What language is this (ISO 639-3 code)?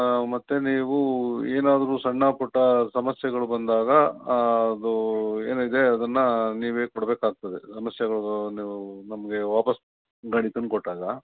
kan